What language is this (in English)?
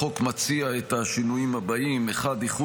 Hebrew